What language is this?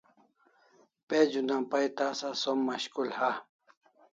Kalasha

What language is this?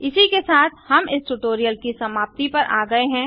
Hindi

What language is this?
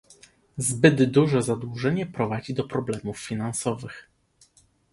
Polish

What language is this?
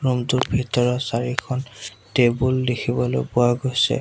Assamese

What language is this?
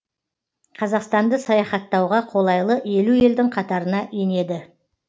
Kazakh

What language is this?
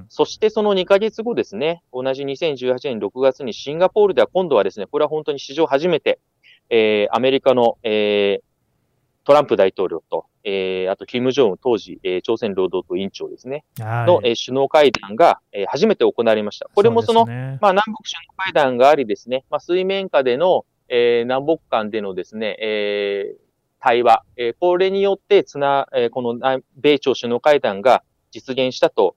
Japanese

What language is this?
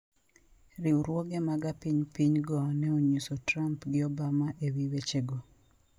Luo (Kenya and Tanzania)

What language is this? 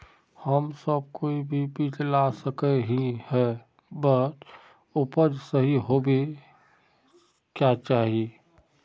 Magahi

